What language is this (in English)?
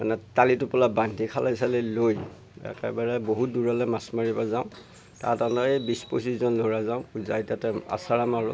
Assamese